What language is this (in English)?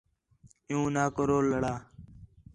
Khetrani